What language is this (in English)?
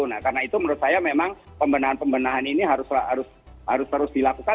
Indonesian